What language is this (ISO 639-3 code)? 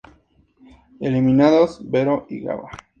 spa